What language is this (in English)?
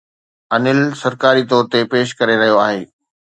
Sindhi